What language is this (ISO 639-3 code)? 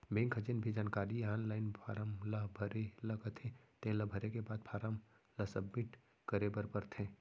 hne